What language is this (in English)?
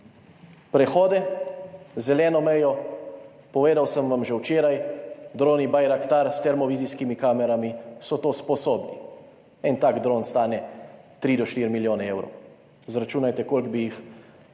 Slovenian